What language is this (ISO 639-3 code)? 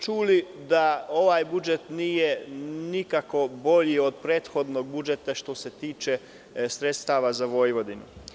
srp